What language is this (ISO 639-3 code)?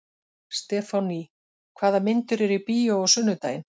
isl